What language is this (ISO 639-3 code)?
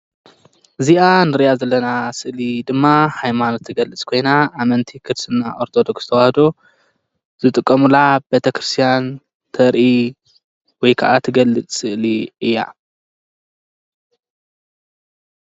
tir